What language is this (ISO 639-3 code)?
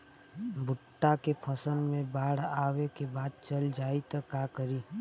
bho